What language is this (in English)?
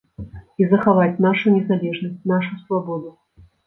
Belarusian